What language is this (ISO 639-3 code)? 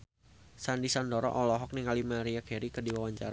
sun